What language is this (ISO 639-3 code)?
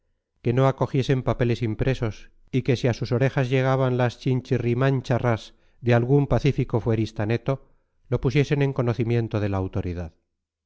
spa